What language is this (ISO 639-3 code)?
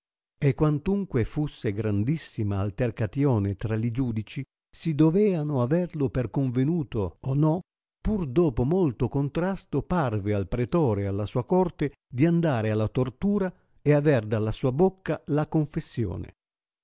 ita